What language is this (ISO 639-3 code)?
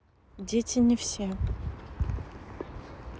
rus